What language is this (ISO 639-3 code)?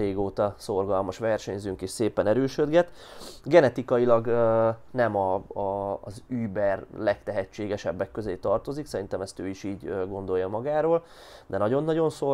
hun